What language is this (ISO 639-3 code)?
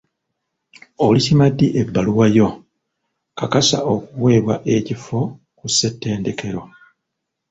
lug